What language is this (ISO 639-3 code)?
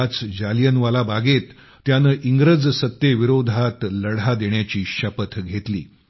mar